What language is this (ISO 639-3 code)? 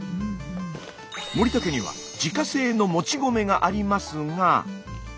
jpn